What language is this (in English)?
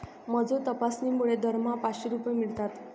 Marathi